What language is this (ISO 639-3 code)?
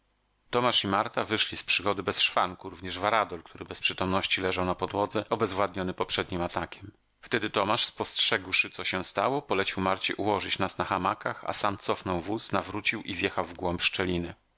pol